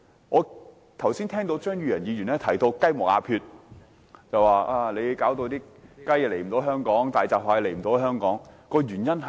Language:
Cantonese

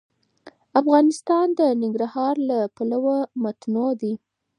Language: Pashto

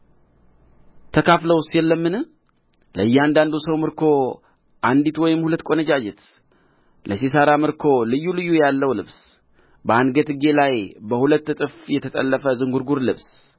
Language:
Amharic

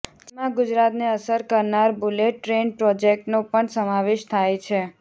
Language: Gujarati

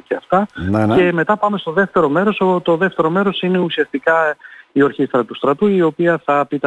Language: Greek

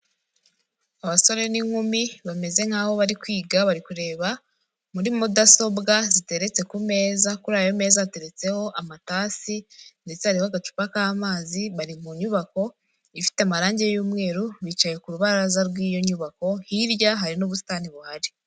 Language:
Kinyarwanda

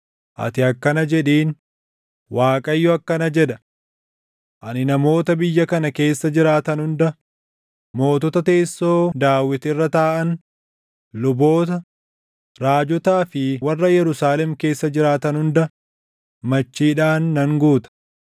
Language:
Oromo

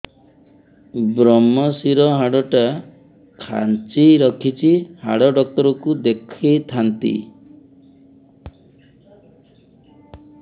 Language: Odia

